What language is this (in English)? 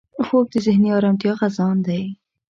Pashto